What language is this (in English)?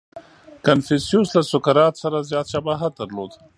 Pashto